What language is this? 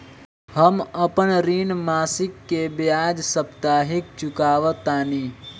Bhojpuri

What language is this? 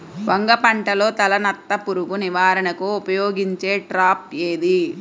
Telugu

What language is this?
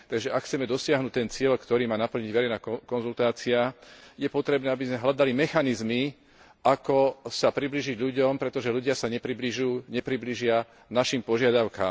Slovak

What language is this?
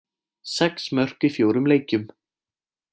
Icelandic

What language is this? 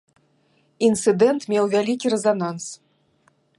Belarusian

